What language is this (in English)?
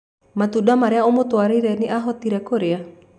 Kikuyu